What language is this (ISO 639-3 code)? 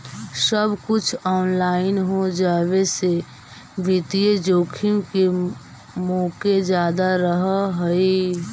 mag